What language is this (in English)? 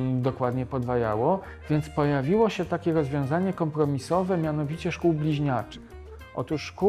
Polish